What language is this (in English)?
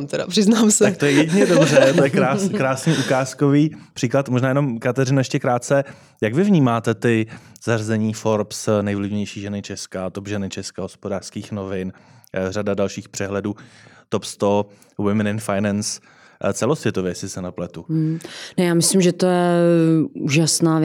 Czech